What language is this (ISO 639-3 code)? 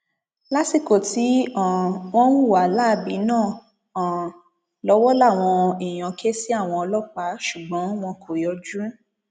yor